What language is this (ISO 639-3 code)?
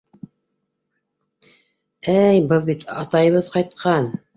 bak